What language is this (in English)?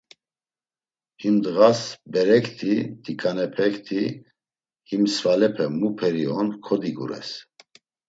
Laz